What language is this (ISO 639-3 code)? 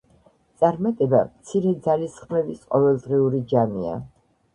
kat